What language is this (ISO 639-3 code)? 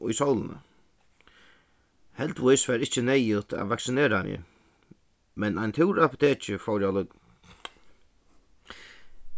fao